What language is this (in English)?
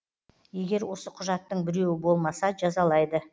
Kazakh